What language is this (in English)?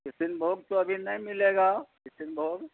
Urdu